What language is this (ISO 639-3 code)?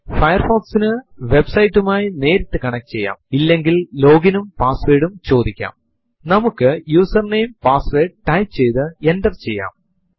mal